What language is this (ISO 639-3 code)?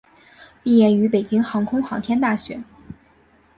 zho